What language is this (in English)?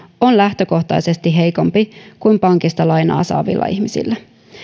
Finnish